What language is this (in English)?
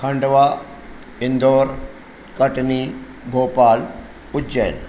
Sindhi